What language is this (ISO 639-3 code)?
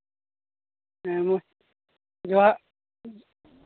sat